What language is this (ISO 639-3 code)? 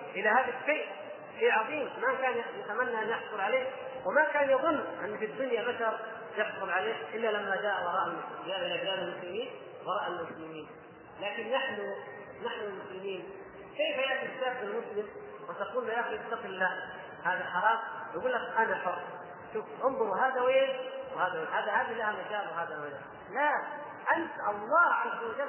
ara